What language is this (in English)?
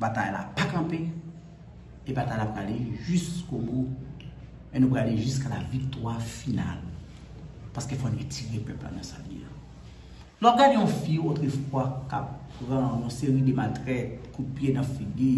French